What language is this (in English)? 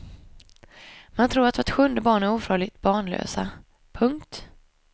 Swedish